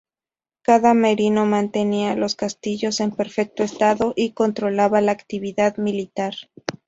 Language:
Spanish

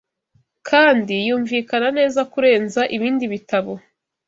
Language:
Kinyarwanda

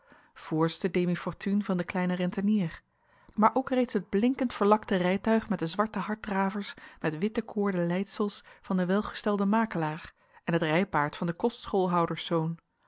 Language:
Dutch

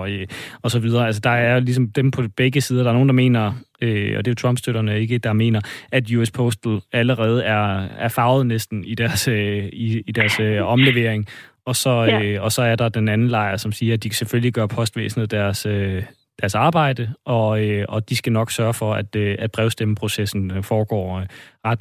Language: Danish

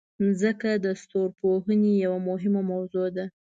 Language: Pashto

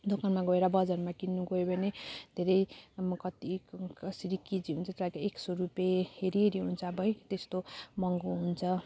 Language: Nepali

